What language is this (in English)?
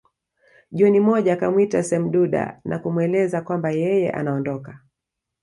Swahili